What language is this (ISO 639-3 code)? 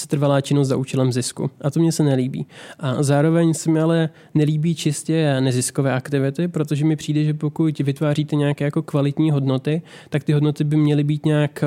ces